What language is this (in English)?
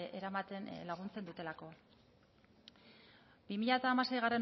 Basque